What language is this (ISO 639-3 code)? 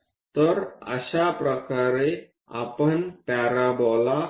mar